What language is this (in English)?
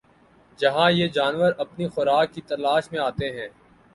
Urdu